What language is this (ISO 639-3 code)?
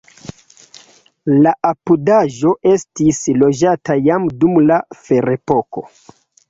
epo